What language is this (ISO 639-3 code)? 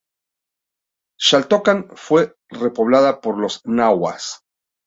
spa